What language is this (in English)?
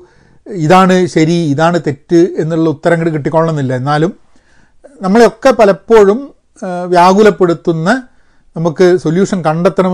Malayalam